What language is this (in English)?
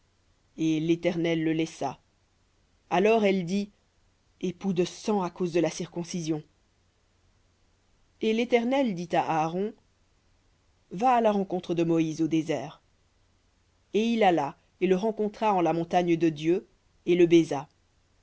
French